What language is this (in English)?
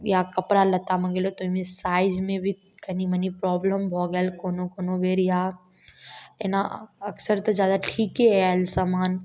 Maithili